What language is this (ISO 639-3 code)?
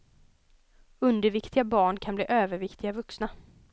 swe